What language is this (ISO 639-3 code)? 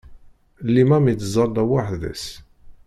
kab